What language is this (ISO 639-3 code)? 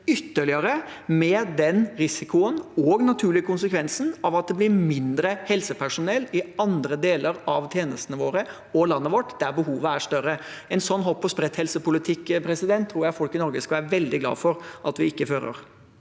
nor